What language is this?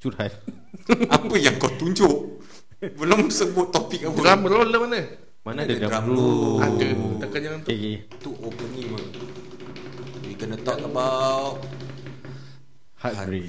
Malay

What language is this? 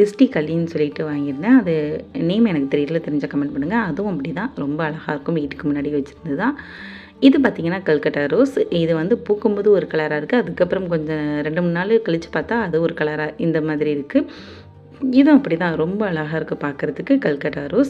Arabic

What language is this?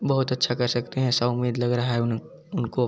Hindi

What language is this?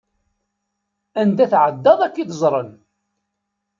Kabyle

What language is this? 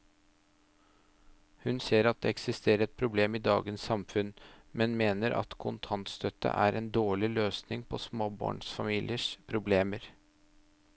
Norwegian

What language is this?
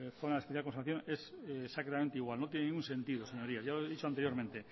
Spanish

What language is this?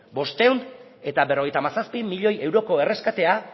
Basque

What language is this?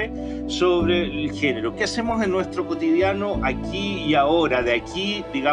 Spanish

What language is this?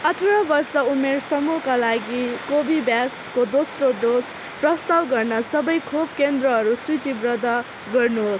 Nepali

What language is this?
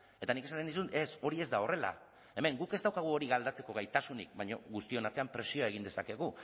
Basque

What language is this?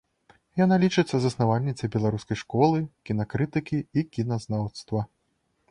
Belarusian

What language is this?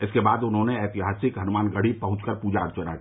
Hindi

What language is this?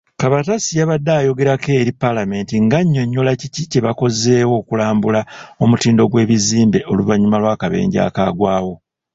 Ganda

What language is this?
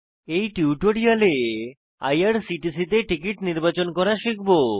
Bangla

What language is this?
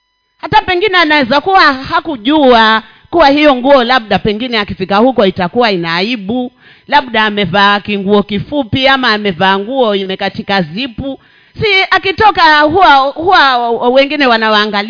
Swahili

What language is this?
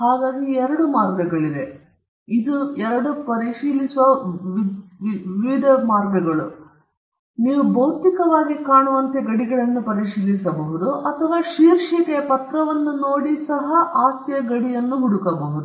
Kannada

